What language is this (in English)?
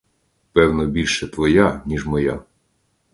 Ukrainian